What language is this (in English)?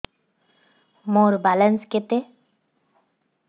Odia